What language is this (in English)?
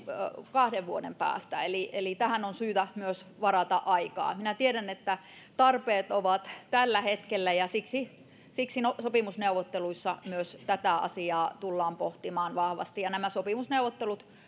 Finnish